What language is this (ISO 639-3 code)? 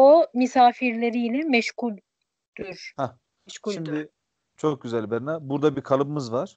tur